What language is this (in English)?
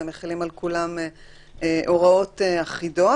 Hebrew